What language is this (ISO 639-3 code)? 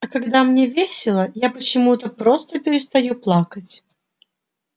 rus